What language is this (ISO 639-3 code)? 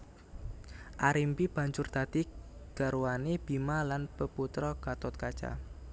jav